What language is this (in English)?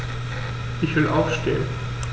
German